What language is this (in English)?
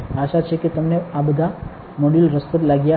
Gujarati